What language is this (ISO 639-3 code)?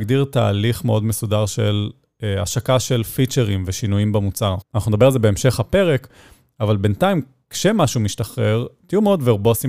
heb